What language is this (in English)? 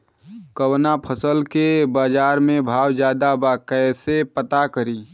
Bhojpuri